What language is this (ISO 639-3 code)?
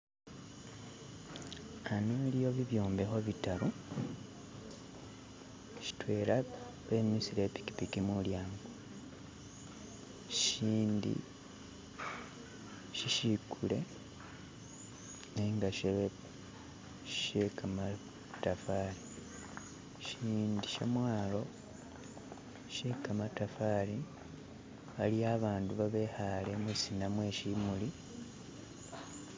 myx